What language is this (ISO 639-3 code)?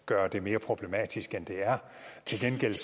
dan